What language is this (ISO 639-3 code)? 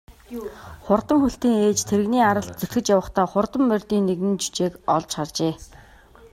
mon